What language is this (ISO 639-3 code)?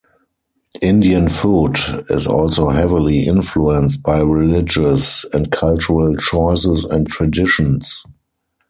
eng